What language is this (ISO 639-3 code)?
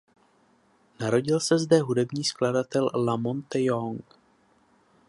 ces